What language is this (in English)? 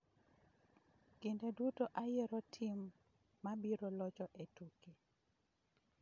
Luo (Kenya and Tanzania)